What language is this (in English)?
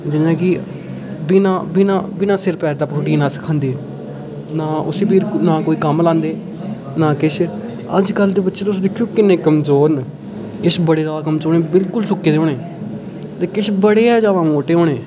Dogri